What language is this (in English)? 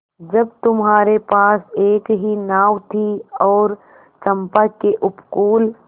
Hindi